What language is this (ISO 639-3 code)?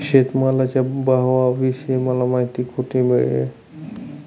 mar